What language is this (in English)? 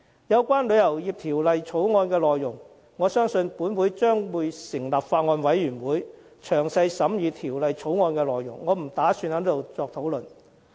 Cantonese